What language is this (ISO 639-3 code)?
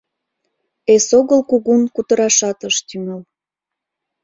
chm